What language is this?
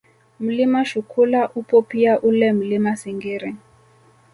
Swahili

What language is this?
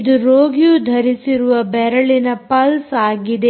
Kannada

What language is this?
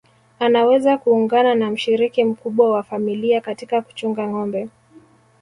Swahili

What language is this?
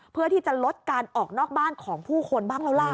Thai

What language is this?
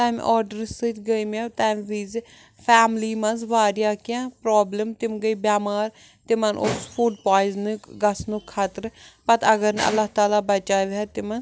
Kashmiri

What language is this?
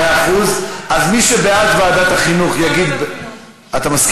Hebrew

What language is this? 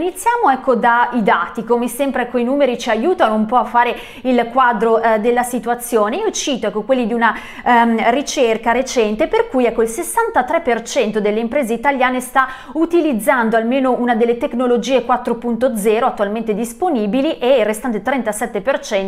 Italian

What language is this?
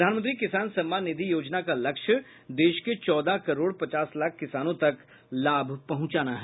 Hindi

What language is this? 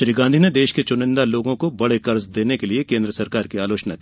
Hindi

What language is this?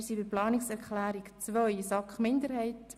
Swiss German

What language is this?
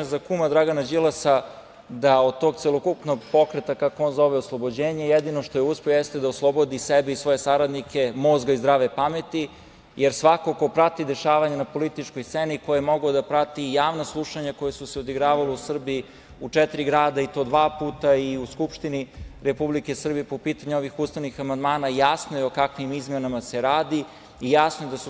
Serbian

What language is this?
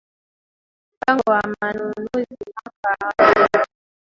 Swahili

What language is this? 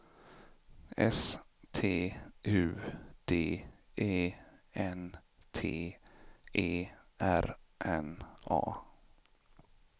Swedish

